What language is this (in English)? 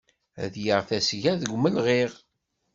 Kabyle